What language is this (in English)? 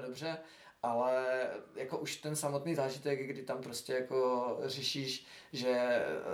Czech